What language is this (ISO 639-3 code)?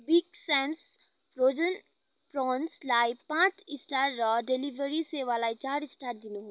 nep